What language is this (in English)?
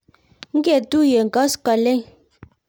Kalenjin